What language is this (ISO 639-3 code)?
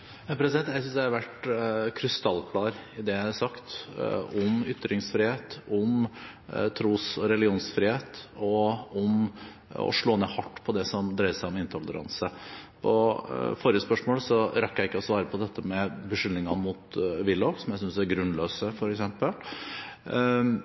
nob